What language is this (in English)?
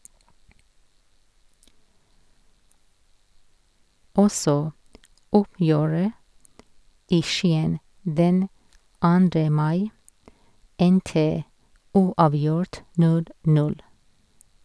Norwegian